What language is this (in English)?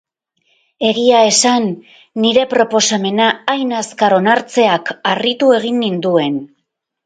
Basque